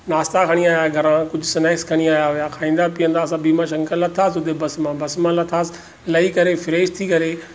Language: Sindhi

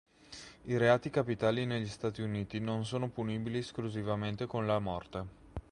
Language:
Italian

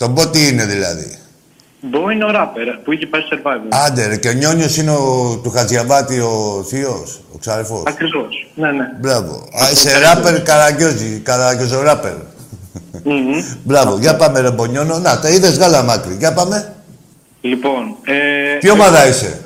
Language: Greek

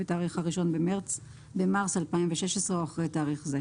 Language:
Hebrew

